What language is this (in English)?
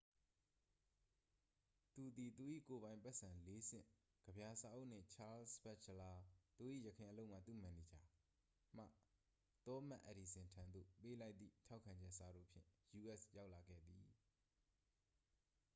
Burmese